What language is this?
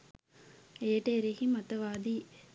Sinhala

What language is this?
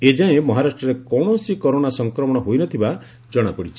Odia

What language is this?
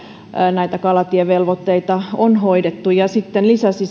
Finnish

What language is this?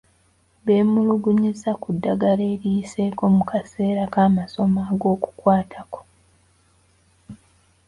Ganda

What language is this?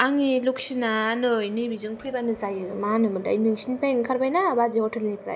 Bodo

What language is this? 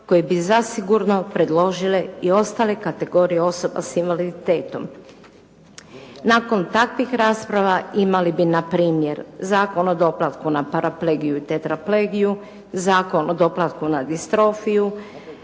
Croatian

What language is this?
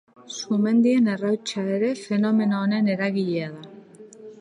Basque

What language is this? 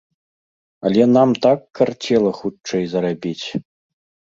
Belarusian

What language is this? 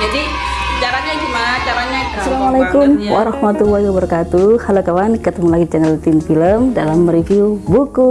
Indonesian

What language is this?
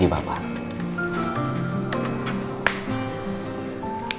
Indonesian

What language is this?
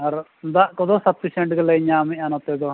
Santali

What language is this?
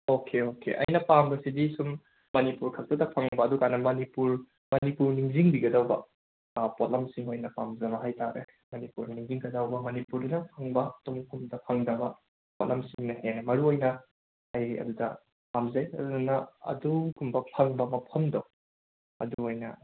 Manipuri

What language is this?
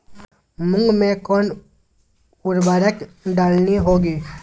Magahi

